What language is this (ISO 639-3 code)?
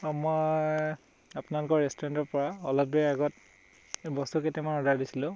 asm